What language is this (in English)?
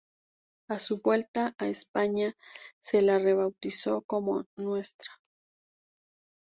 Spanish